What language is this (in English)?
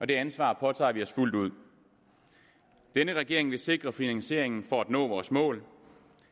Danish